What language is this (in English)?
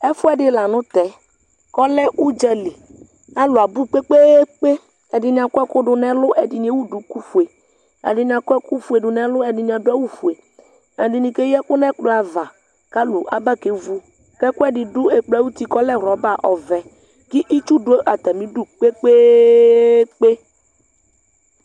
Ikposo